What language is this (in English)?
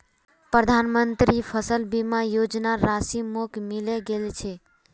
Magahi